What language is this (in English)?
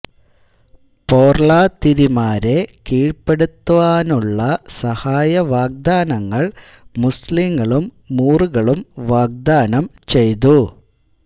Malayalam